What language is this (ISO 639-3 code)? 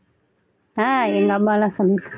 tam